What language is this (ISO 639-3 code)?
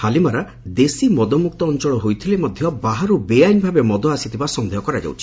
ori